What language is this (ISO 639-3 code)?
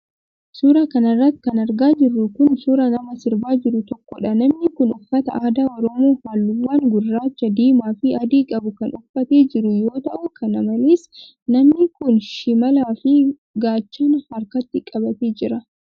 orm